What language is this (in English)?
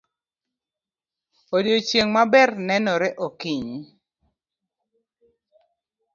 Luo (Kenya and Tanzania)